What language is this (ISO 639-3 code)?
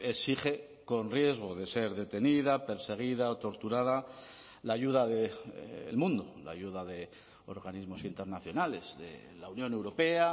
spa